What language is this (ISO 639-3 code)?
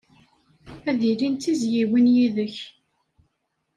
kab